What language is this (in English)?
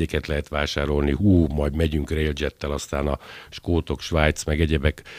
Hungarian